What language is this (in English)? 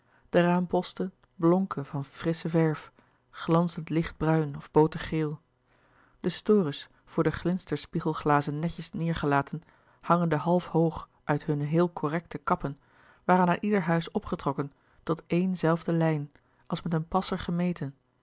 Dutch